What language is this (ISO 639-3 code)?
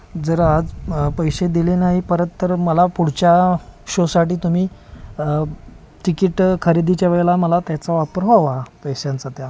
mar